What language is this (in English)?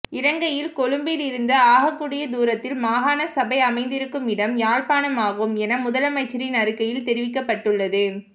Tamil